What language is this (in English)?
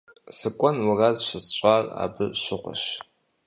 Kabardian